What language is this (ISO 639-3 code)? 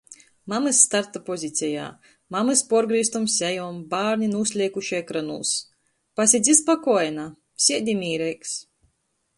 ltg